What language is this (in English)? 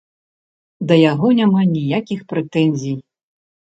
Belarusian